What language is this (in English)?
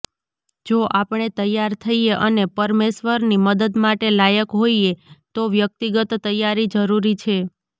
Gujarati